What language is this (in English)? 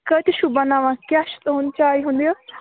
Kashmiri